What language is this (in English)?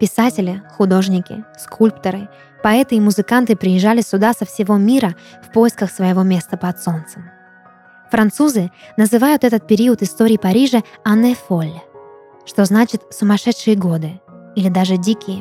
Russian